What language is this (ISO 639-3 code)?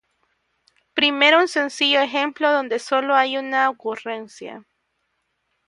spa